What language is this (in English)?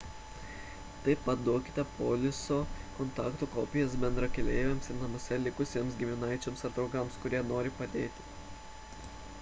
Lithuanian